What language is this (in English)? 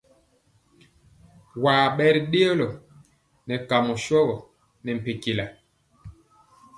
Mpiemo